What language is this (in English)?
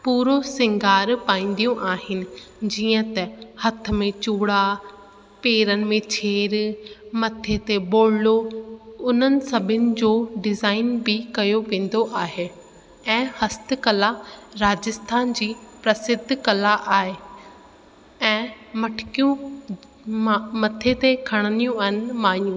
Sindhi